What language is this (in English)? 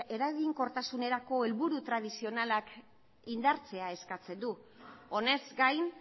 Basque